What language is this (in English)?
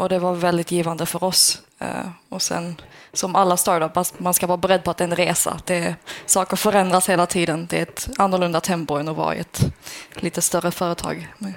Swedish